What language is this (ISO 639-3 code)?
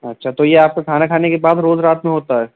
urd